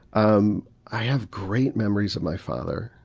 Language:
English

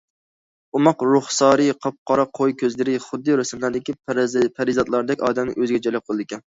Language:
Uyghur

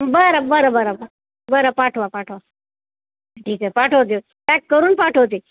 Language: Marathi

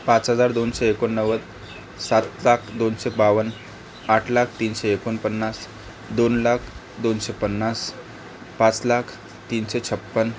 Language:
Marathi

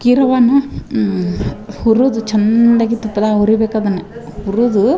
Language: Kannada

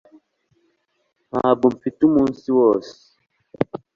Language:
Kinyarwanda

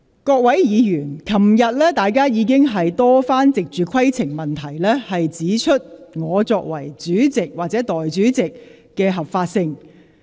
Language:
Cantonese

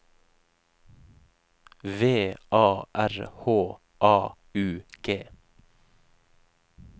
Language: Norwegian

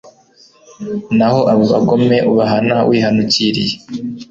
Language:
Kinyarwanda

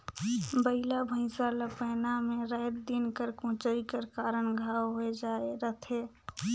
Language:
Chhattisgarhi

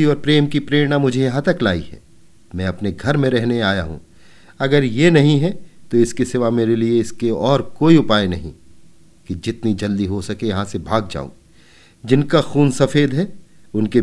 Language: Hindi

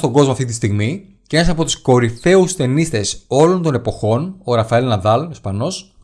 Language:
Greek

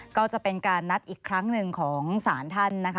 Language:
Thai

